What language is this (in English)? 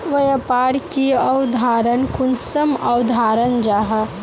Magahi